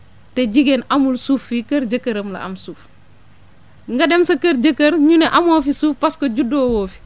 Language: Wolof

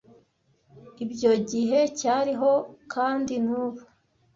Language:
Kinyarwanda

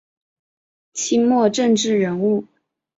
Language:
Chinese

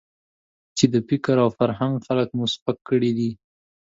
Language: Pashto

